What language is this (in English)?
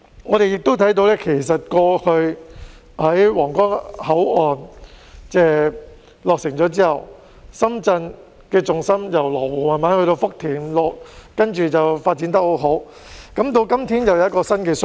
Cantonese